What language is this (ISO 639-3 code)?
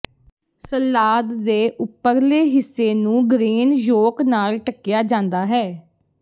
pan